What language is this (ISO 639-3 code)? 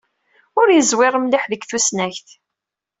kab